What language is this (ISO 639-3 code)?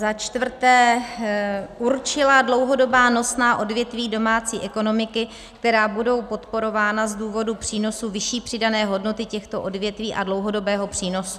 ces